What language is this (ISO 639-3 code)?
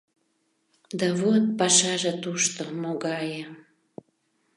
chm